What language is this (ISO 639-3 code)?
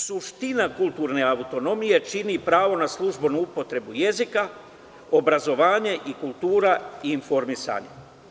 srp